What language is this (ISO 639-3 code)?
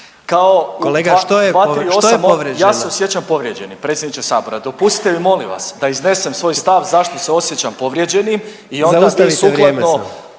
hrv